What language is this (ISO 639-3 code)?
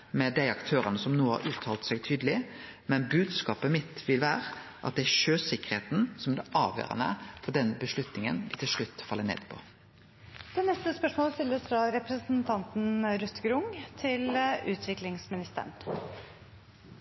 nno